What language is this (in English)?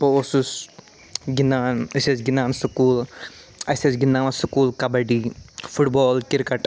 Kashmiri